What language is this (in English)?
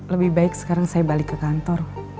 Indonesian